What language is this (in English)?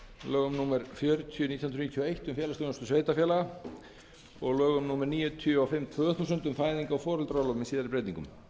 Icelandic